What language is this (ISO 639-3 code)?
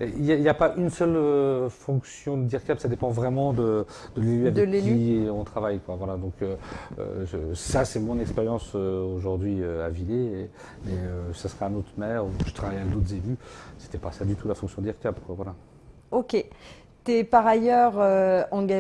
fra